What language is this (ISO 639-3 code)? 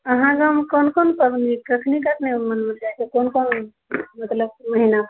mai